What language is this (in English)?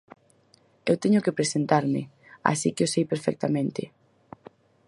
Galician